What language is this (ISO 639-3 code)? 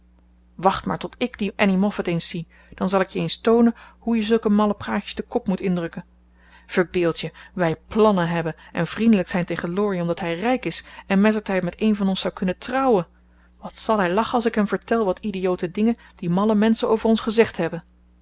nld